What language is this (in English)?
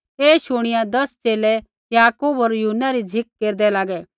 Kullu Pahari